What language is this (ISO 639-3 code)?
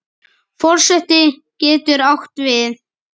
isl